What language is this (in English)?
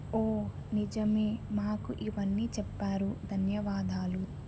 Telugu